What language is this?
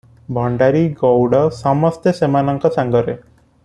Odia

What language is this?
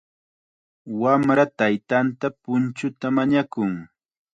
Chiquián Ancash Quechua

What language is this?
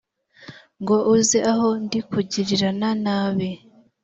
Kinyarwanda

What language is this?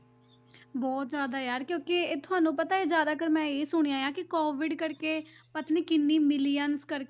Punjabi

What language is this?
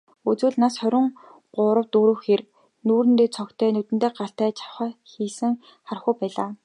Mongolian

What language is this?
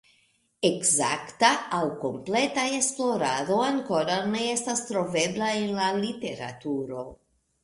Esperanto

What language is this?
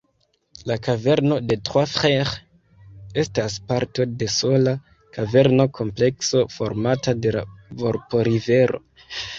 Esperanto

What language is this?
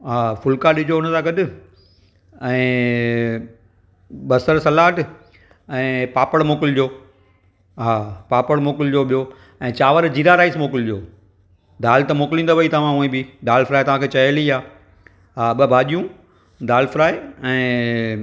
Sindhi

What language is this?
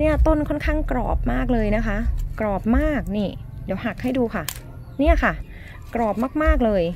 Thai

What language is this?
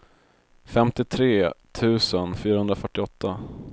Swedish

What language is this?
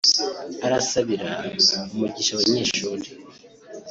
Kinyarwanda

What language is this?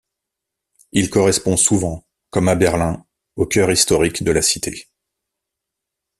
French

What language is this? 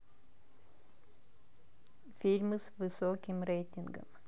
Russian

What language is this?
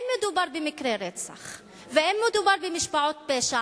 Hebrew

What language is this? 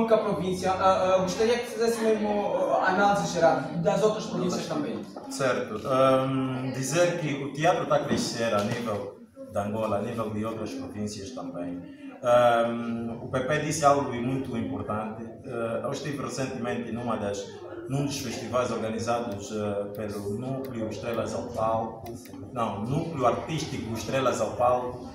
Portuguese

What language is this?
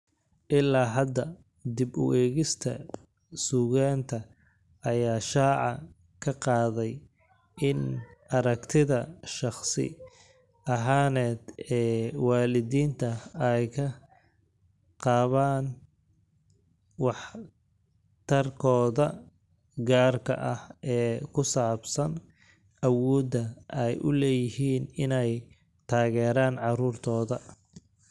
Somali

